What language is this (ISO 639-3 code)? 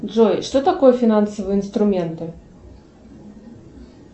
rus